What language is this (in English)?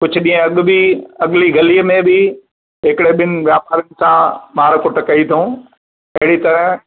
Sindhi